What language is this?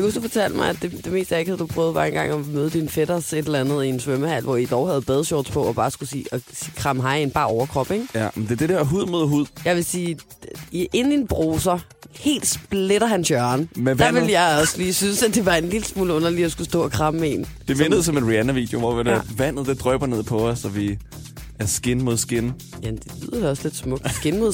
Danish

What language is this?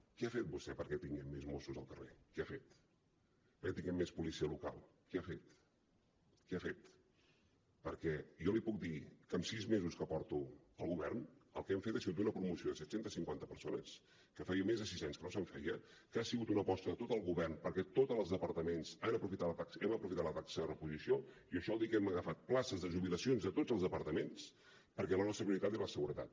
Catalan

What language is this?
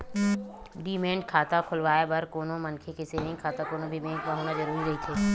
Chhattisgarhi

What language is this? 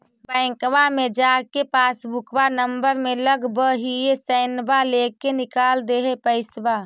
Magahi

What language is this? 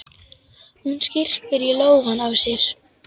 Icelandic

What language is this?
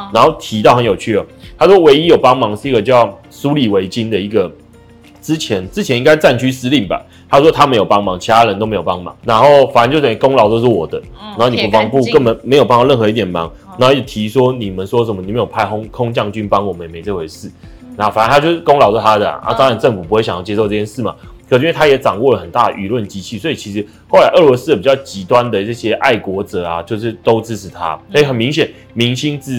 Chinese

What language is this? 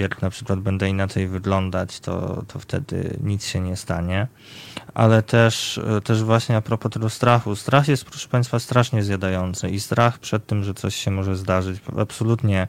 Polish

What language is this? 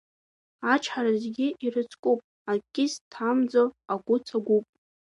Abkhazian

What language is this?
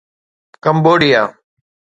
Sindhi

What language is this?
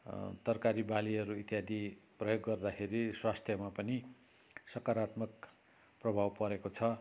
Nepali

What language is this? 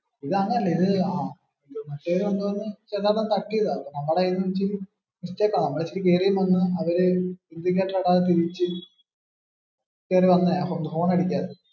Malayalam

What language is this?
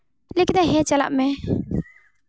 Santali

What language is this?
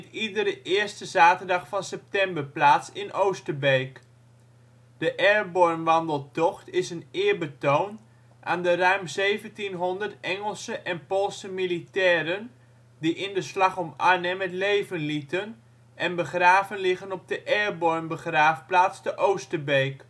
Dutch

